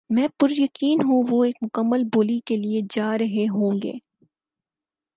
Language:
Urdu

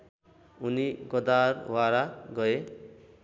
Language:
Nepali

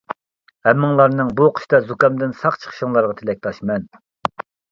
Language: Uyghur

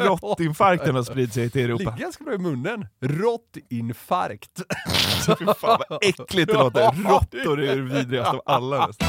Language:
Swedish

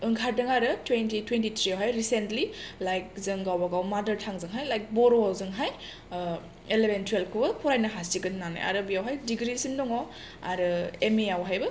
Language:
Bodo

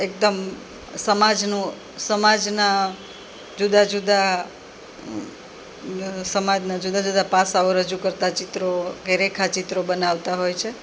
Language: Gujarati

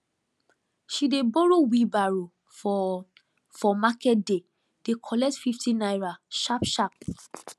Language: Nigerian Pidgin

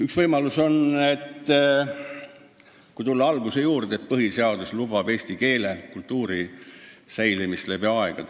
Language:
Estonian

